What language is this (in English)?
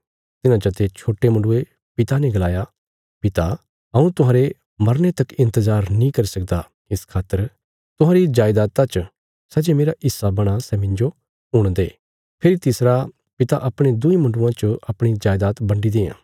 Bilaspuri